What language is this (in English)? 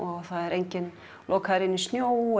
Icelandic